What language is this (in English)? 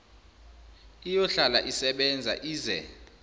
Zulu